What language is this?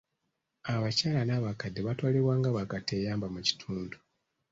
Ganda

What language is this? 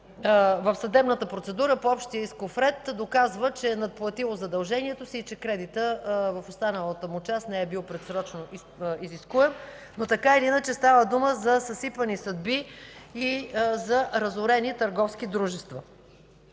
Bulgarian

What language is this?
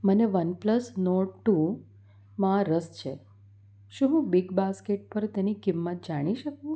Gujarati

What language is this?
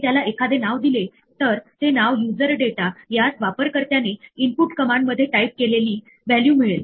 Marathi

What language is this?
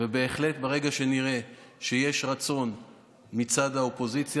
Hebrew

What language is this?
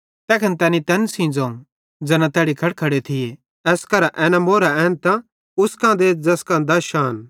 Bhadrawahi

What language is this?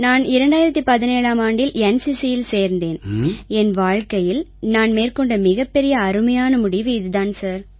Tamil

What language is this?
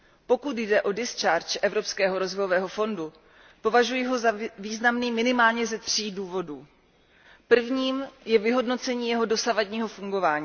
Czech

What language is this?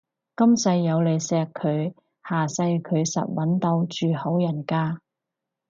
Cantonese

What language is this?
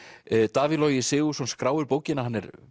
Icelandic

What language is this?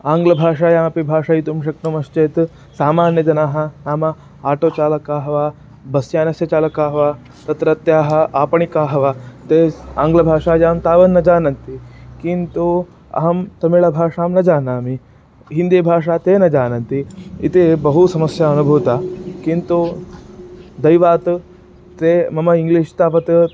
Sanskrit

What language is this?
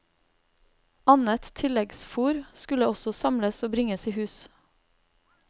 Norwegian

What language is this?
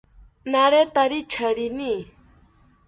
South Ucayali Ashéninka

